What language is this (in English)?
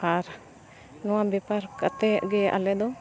Santali